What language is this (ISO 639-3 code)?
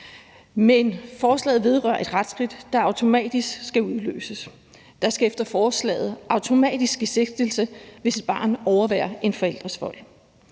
dan